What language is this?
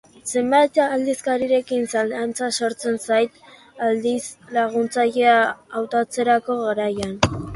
Basque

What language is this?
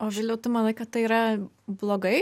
Lithuanian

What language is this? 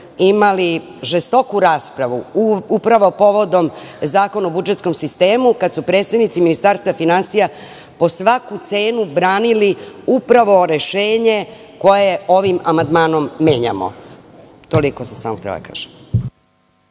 Serbian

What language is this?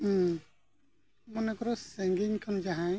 Santali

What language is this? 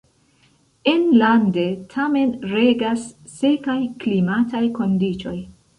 Esperanto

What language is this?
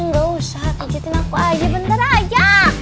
Indonesian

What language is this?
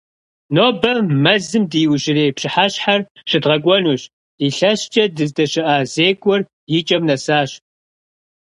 Kabardian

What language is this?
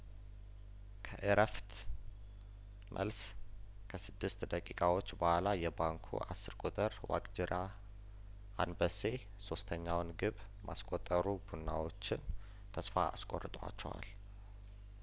Amharic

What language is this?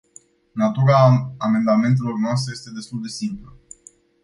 Romanian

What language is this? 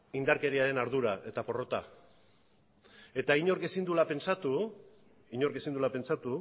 Basque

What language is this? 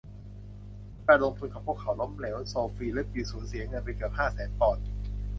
Thai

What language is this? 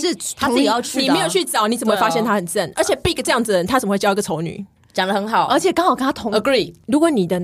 Chinese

